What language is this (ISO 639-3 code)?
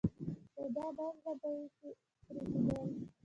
pus